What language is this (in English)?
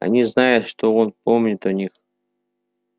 Russian